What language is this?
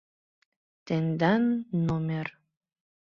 Mari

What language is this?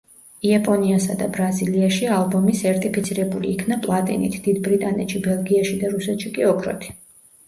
Georgian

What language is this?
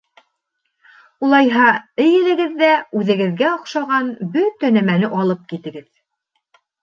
Bashkir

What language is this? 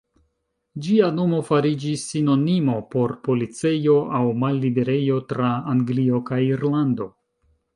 Esperanto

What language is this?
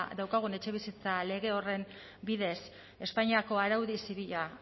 Basque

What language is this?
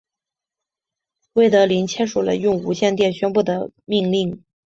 Chinese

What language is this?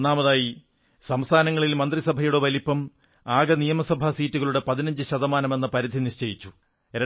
Malayalam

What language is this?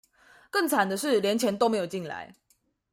Chinese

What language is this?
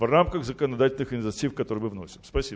Russian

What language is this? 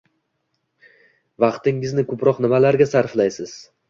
Uzbek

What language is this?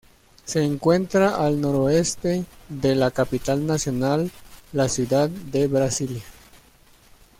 Spanish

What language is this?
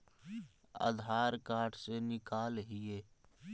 Magahi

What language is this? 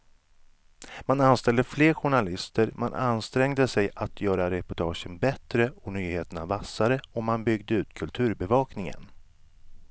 Swedish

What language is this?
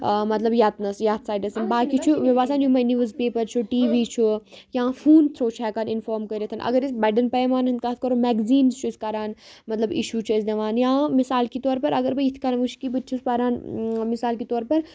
Kashmiri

